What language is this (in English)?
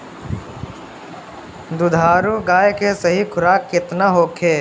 Bhojpuri